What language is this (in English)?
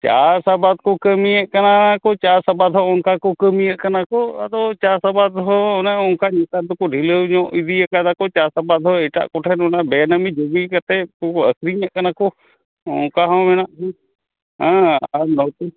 Santali